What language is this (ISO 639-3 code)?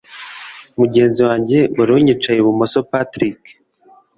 kin